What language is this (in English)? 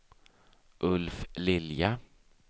Swedish